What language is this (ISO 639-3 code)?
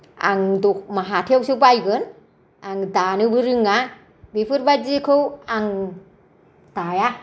brx